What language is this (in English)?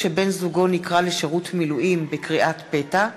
Hebrew